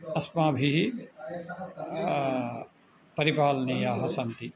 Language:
Sanskrit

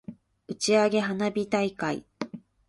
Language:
Japanese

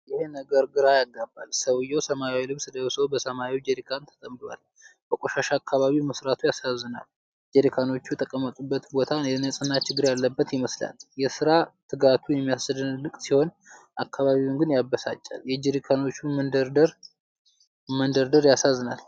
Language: Amharic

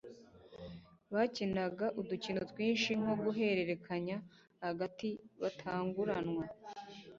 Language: Kinyarwanda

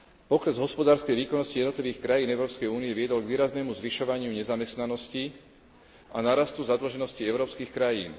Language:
Slovak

